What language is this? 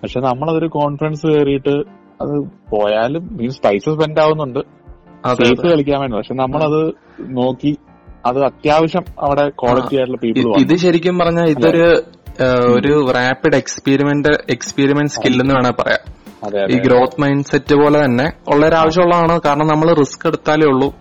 Malayalam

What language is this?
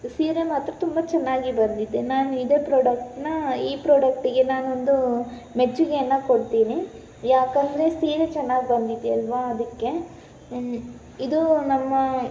Kannada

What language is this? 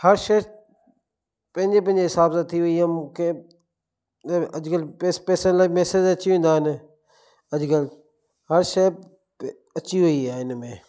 Sindhi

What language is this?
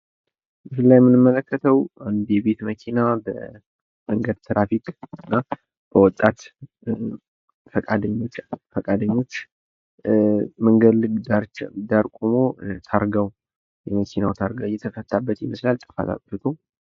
Amharic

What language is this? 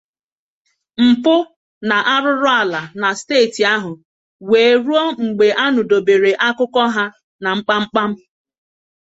Igbo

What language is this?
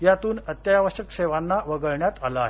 Marathi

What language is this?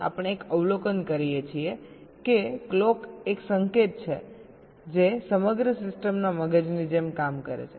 Gujarati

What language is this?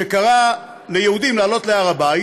Hebrew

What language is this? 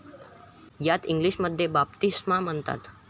Marathi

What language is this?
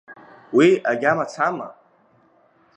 Abkhazian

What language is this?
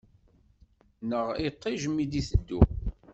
Kabyle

